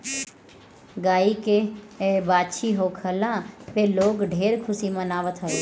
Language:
Bhojpuri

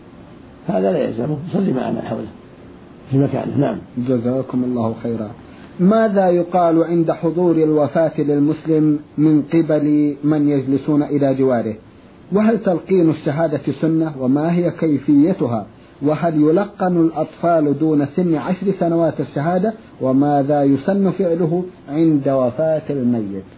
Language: Arabic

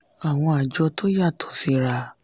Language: Yoruba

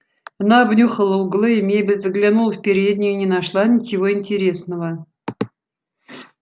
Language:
Russian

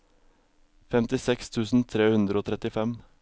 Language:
Norwegian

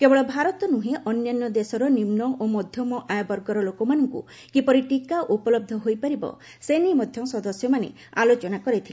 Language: Odia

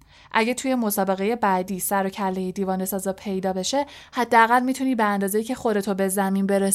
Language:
Persian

